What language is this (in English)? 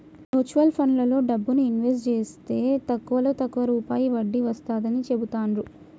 Telugu